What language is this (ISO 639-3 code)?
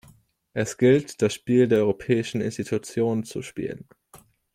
deu